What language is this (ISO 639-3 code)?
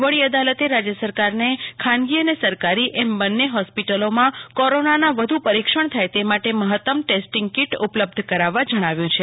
guj